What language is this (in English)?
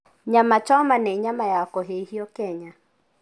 Kikuyu